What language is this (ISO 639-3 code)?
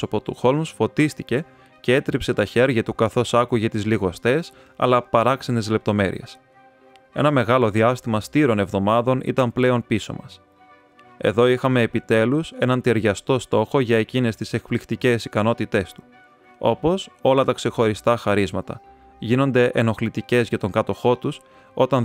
ell